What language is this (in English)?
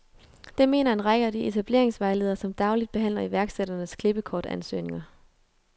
Danish